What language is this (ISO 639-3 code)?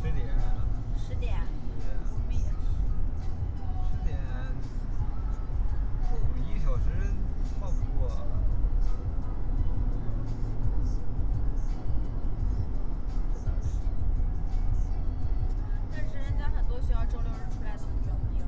zho